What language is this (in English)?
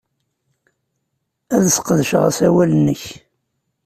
Kabyle